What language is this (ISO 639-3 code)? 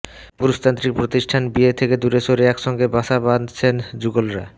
ben